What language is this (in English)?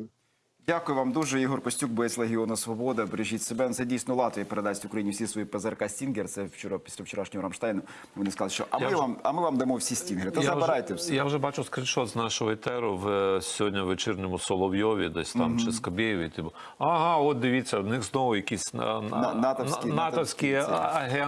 Ukrainian